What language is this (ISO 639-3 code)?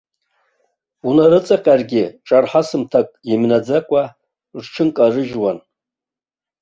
abk